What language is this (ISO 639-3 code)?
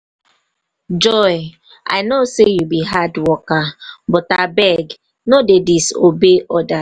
pcm